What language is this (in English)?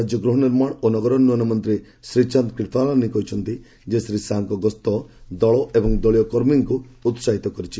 Odia